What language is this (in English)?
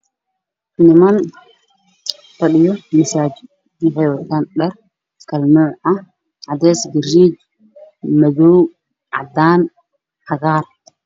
Somali